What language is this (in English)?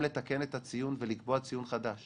Hebrew